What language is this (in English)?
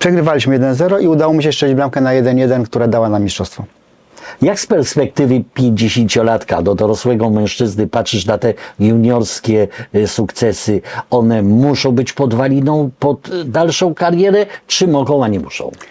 Polish